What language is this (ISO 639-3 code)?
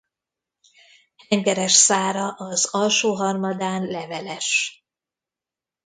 hun